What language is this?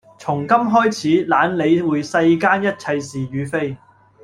Cantonese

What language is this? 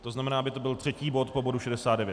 Czech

